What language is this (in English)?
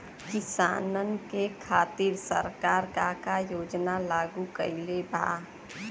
Bhojpuri